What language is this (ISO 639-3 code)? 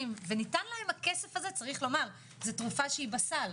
heb